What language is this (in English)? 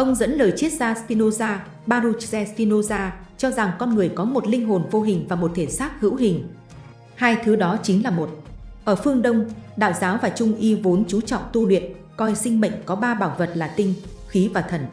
Vietnamese